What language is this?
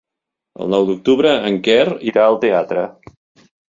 Catalan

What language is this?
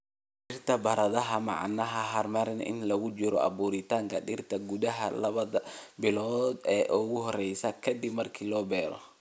Somali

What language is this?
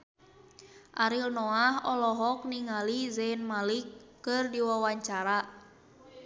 Sundanese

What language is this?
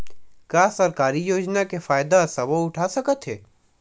Chhattisgarhi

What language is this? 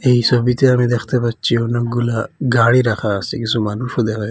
Bangla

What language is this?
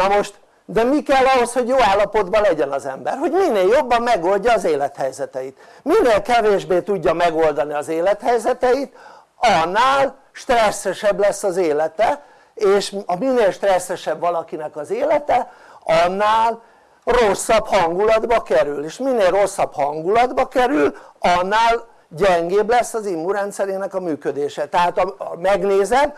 Hungarian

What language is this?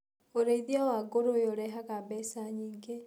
Kikuyu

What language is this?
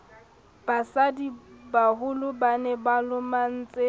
Southern Sotho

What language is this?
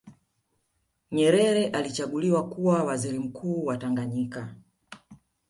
Swahili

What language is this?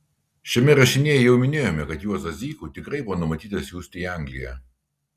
Lithuanian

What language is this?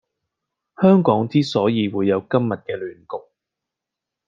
Cantonese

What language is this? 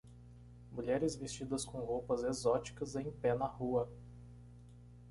Portuguese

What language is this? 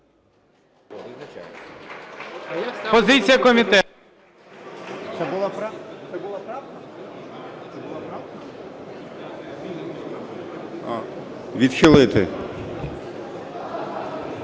Ukrainian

